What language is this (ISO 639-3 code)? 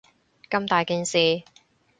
yue